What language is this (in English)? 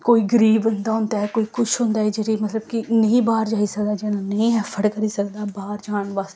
Dogri